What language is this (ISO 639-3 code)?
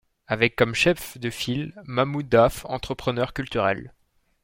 fra